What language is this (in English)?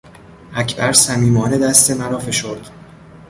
Persian